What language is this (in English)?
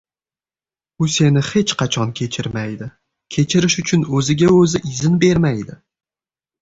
Uzbek